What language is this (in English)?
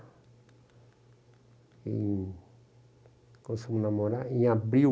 Portuguese